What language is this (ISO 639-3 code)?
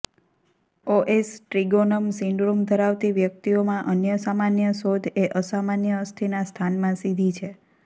guj